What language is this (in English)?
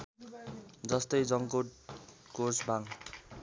Nepali